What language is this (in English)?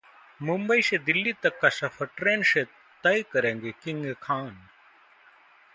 Hindi